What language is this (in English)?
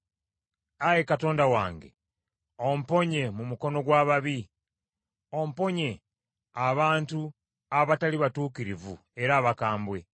Ganda